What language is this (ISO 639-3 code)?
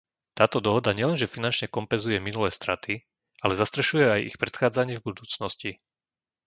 slk